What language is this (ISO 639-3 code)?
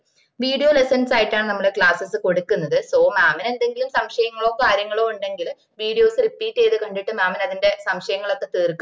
mal